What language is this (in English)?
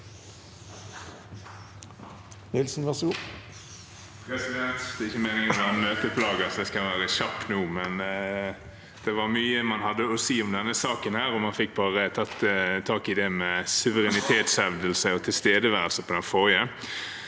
Norwegian